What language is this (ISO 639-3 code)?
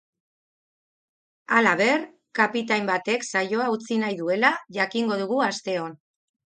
eus